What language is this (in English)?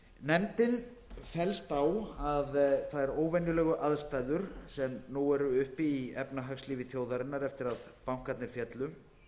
Icelandic